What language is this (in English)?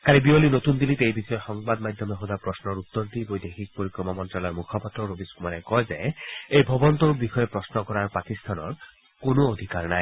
Assamese